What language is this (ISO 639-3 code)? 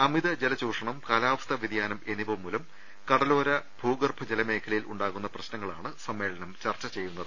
mal